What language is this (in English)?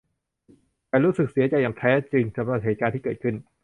Thai